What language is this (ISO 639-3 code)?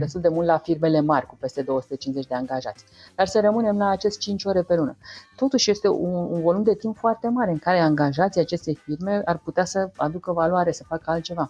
ron